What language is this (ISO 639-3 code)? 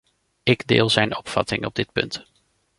nld